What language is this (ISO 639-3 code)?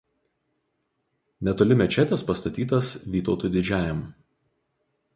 lit